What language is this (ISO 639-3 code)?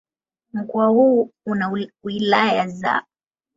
swa